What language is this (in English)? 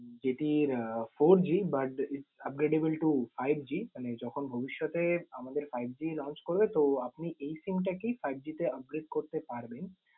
Bangla